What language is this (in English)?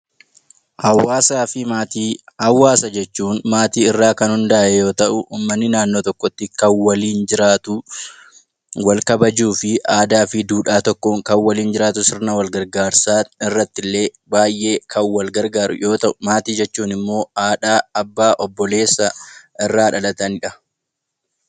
Oromo